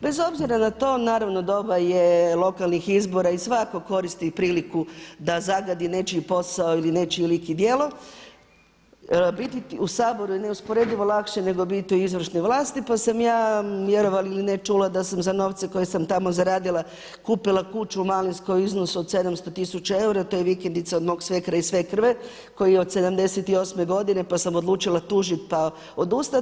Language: Croatian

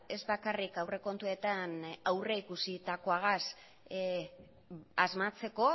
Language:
Basque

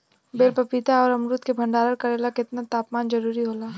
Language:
Bhojpuri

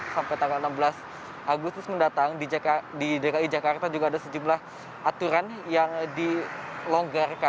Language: Indonesian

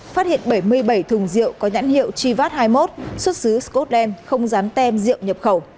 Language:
Vietnamese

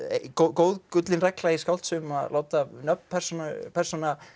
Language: Icelandic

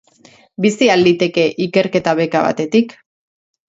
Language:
Basque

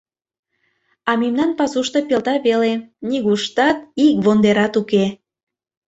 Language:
Mari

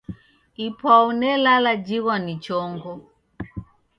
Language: Taita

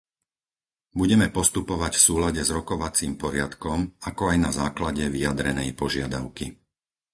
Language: Slovak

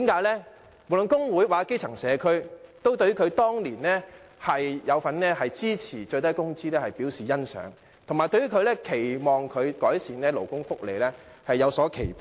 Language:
Cantonese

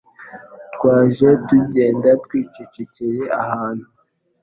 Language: Kinyarwanda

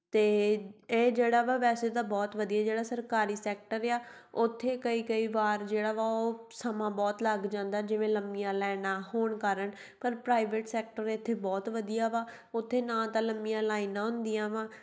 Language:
Punjabi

